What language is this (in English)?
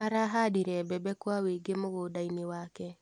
Kikuyu